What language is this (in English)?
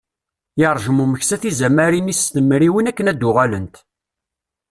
Kabyle